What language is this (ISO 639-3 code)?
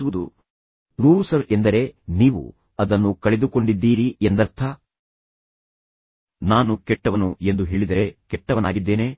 kan